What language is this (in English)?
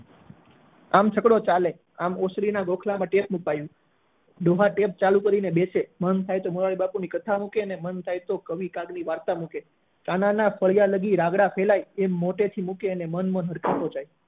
Gujarati